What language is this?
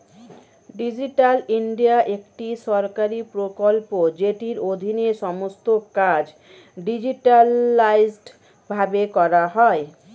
Bangla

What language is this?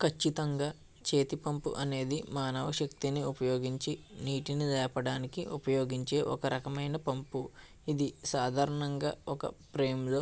Telugu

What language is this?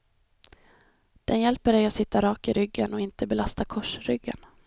Swedish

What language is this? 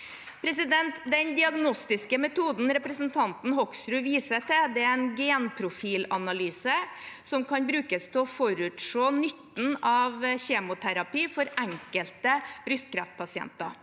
Norwegian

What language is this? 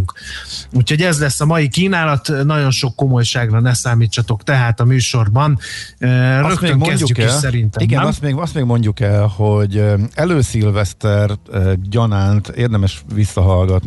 Hungarian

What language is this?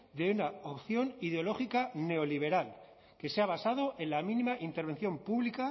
Spanish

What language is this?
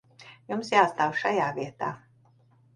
Latvian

